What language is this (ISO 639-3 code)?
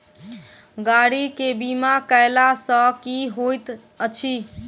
mai